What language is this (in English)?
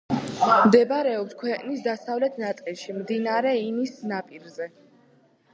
Georgian